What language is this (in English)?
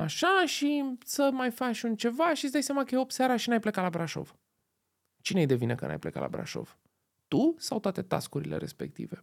Romanian